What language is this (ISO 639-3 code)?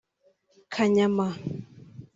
kin